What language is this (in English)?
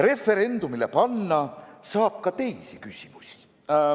Estonian